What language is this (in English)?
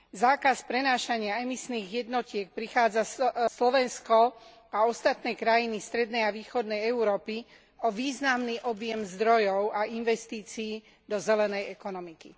Slovak